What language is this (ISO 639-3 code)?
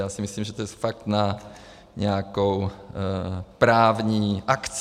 ces